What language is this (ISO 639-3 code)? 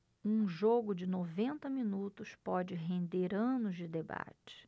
por